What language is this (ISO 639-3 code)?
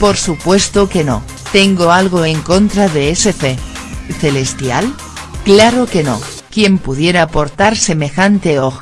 spa